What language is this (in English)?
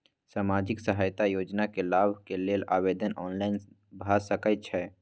Maithili